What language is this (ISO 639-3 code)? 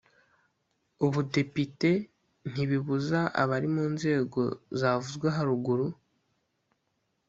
kin